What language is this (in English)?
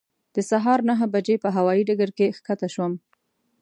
Pashto